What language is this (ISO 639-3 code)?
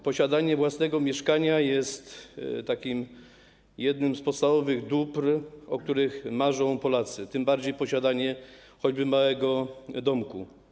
pol